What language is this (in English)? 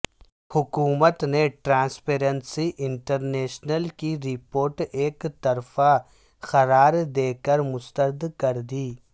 Urdu